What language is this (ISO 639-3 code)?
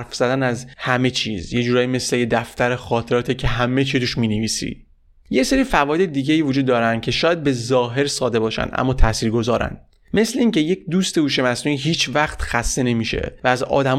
fas